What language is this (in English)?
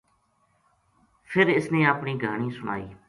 Gujari